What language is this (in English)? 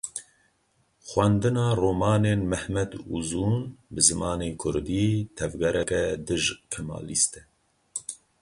Kurdish